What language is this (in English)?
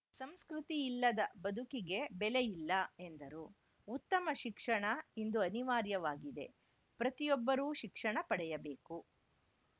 Kannada